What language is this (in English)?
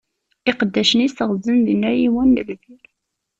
Kabyle